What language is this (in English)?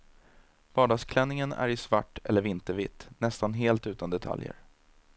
Swedish